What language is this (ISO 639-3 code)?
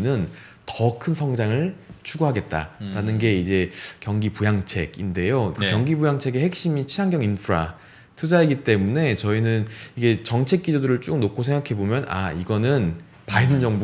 kor